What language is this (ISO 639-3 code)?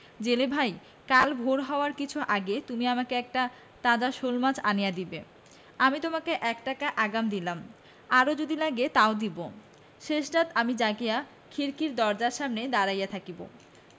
ben